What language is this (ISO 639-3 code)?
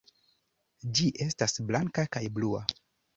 epo